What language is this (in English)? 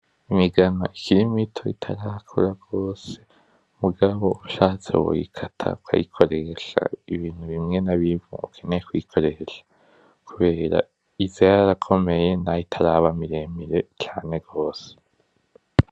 Rundi